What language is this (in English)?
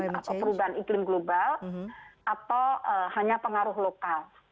Indonesian